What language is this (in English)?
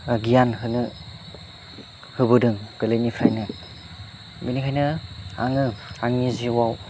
Bodo